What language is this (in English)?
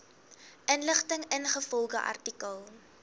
Afrikaans